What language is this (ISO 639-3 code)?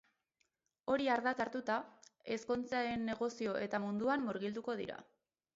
eus